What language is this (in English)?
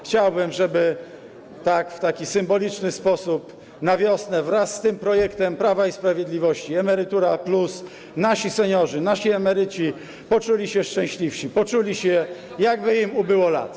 Polish